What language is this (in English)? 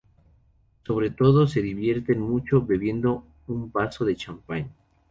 Spanish